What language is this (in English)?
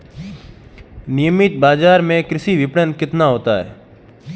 Hindi